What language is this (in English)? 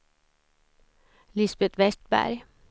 Swedish